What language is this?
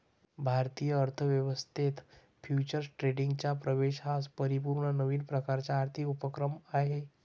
Marathi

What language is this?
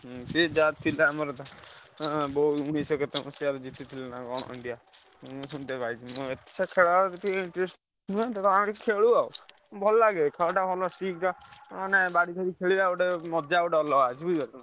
Odia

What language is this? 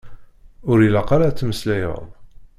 Kabyle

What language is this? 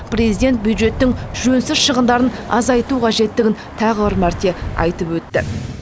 Kazakh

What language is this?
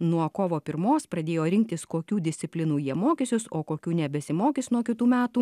Lithuanian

